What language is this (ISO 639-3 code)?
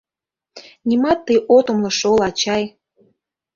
chm